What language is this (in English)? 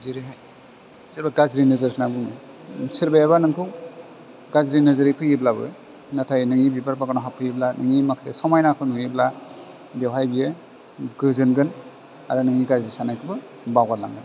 Bodo